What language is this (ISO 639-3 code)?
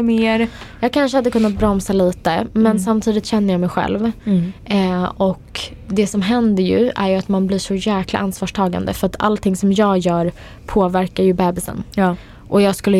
swe